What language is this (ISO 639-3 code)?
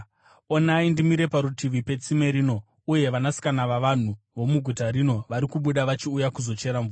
sna